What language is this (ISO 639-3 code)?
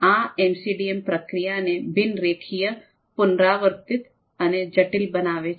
guj